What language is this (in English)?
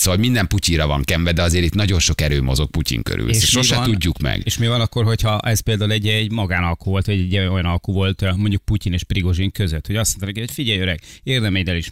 Hungarian